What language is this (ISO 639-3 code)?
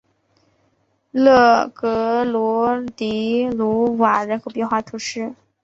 zho